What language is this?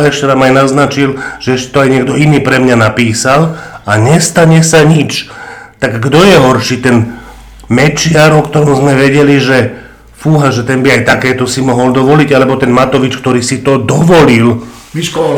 Slovak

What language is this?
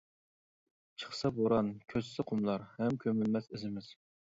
Uyghur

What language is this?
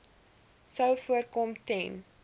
Afrikaans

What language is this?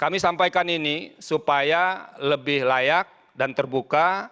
Indonesian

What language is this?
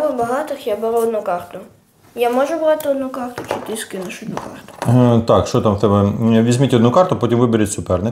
Ukrainian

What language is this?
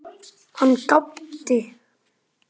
Icelandic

